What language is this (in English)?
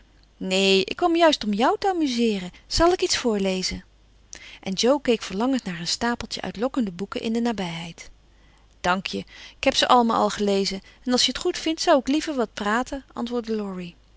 Dutch